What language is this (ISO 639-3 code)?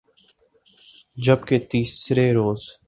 urd